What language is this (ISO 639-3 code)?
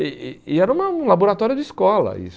por